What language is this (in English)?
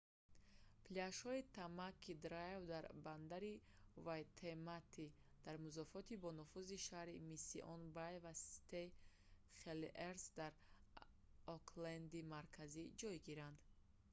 Tajik